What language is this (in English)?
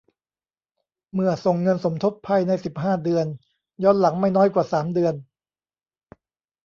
Thai